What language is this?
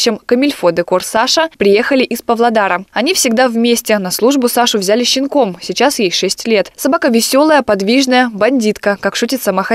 Russian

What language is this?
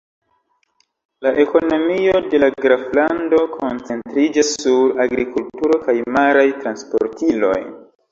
Esperanto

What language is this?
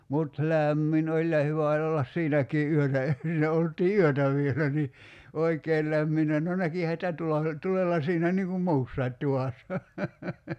Finnish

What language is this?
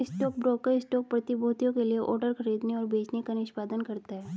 Hindi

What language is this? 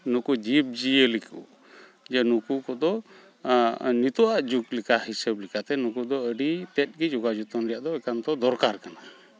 Santali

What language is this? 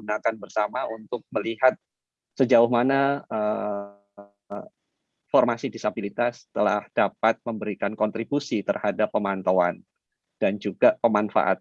Indonesian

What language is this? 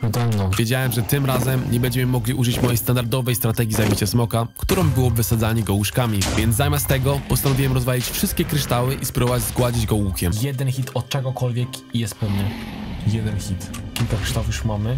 Polish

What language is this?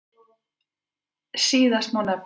Icelandic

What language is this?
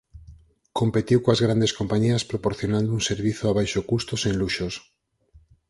Galician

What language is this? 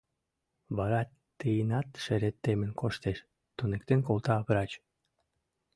Mari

